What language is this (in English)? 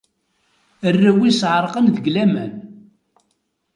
Kabyle